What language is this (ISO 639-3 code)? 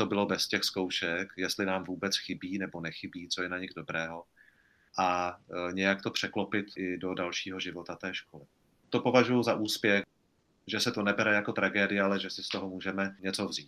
ces